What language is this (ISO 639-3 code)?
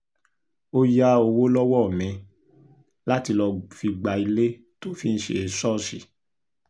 yor